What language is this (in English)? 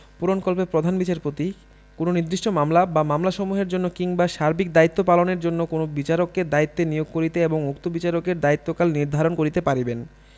Bangla